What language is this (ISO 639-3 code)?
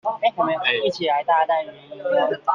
zho